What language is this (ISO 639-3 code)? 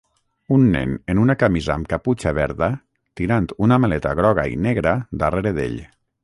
cat